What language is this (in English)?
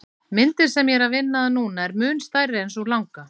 Icelandic